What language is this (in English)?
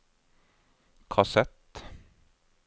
Norwegian